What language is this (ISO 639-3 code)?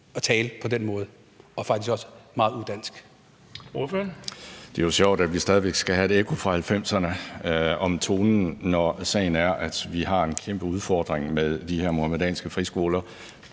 dan